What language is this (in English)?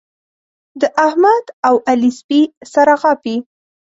Pashto